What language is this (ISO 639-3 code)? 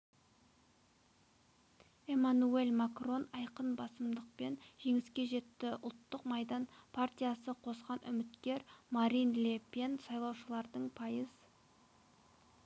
kaz